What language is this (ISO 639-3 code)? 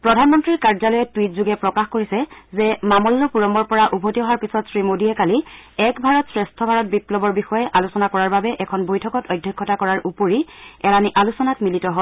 asm